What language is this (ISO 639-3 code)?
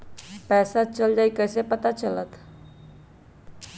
mag